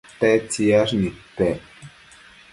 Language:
Matsés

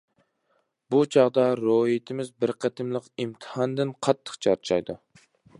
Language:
Uyghur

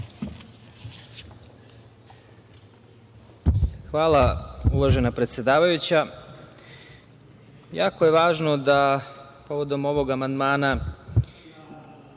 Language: Serbian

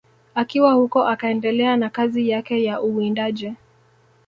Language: Swahili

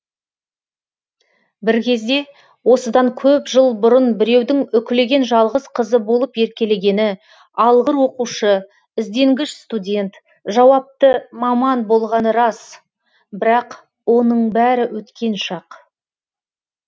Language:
Kazakh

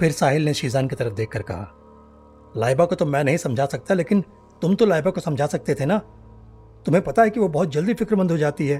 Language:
Hindi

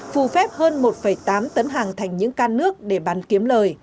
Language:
Vietnamese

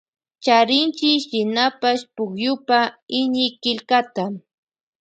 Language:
Loja Highland Quichua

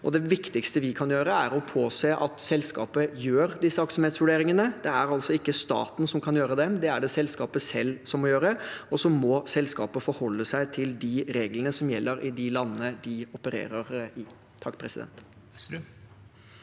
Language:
Norwegian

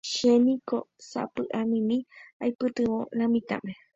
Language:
Guarani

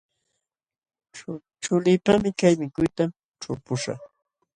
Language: Jauja Wanca Quechua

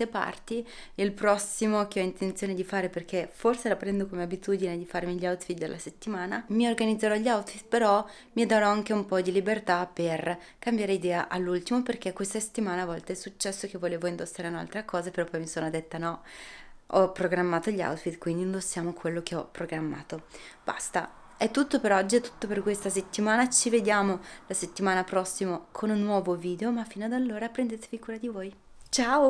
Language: Italian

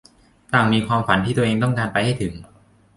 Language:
Thai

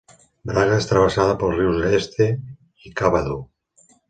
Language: Catalan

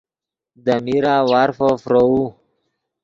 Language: Yidgha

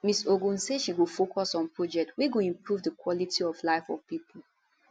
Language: Nigerian Pidgin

